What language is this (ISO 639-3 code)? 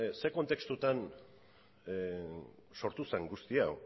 eus